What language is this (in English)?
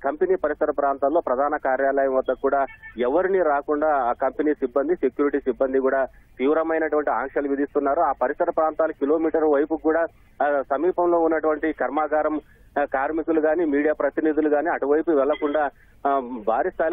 Hindi